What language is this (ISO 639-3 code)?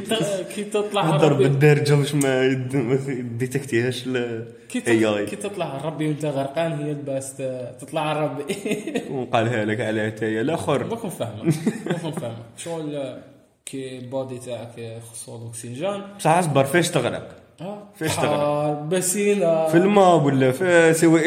ara